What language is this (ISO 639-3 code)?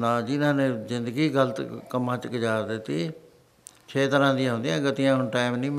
pan